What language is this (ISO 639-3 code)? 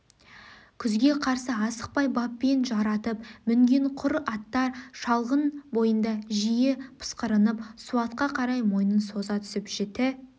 kaz